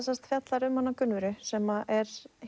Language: Icelandic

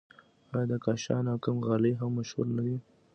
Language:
Pashto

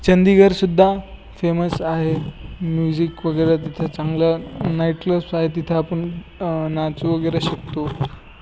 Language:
Marathi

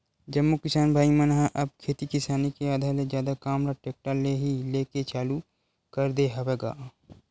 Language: Chhattisgarhi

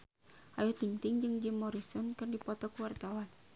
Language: Sundanese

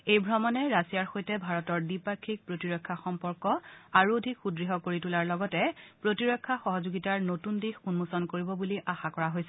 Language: Assamese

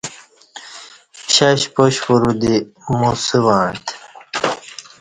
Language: Kati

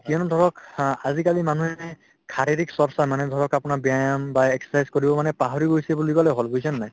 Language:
Assamese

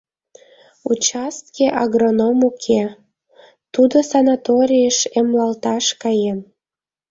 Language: Mari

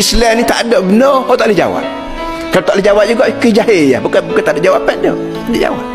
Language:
Malay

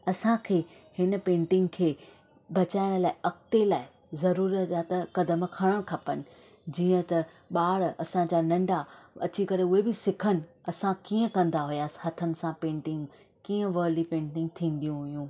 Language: Sindhi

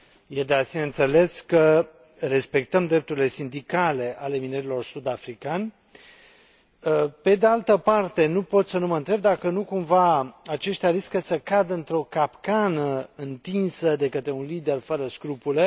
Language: Romanian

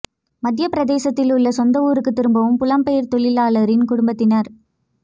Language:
Tamil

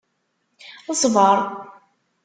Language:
Kabyle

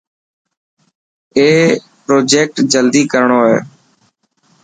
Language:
Dhatki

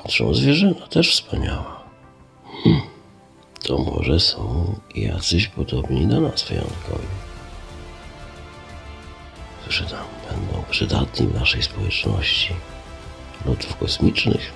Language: Polish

